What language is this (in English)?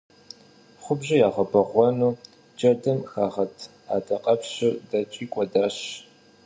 Kabardian